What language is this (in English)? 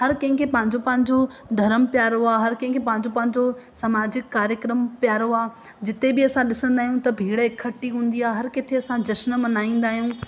Sindhi